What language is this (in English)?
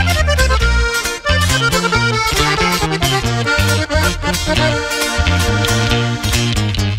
Indonesian